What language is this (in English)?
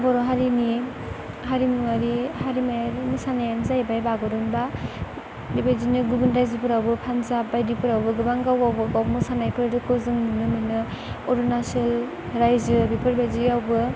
Bodo